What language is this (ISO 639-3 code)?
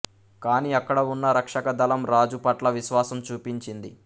tel